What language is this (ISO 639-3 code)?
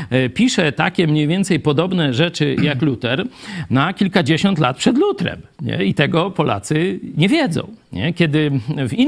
pol